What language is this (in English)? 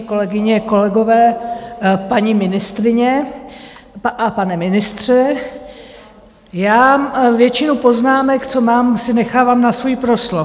Czech